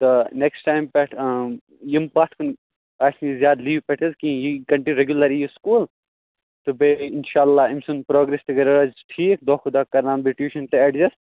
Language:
Kashmiri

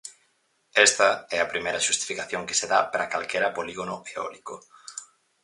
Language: Galician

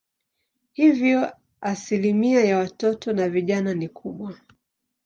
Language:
Swahili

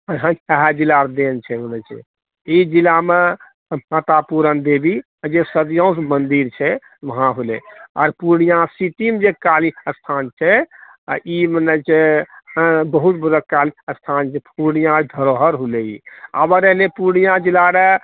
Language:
Maithili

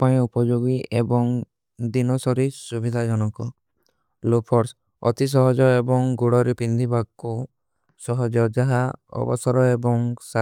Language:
Kui (India)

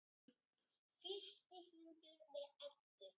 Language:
Icelandic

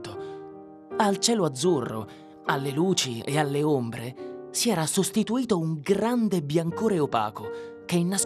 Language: Italian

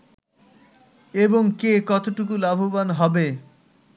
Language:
Bangla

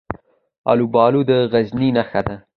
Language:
Pashto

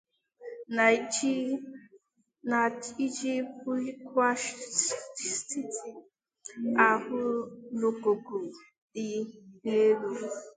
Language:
Igbo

